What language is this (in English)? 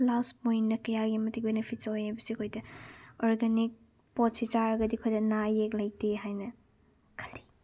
Manipuri